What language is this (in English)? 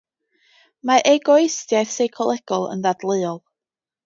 Welsh